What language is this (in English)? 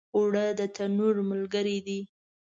Pashto